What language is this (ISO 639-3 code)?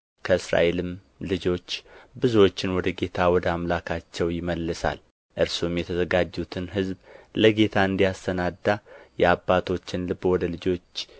amh